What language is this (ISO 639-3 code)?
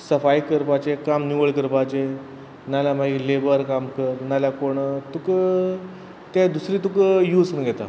kok